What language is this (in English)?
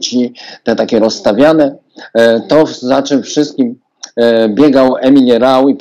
Polish